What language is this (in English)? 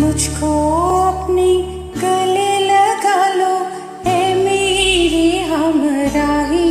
Hindi